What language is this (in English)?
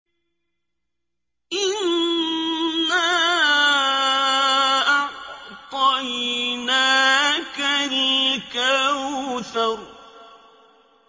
Arabic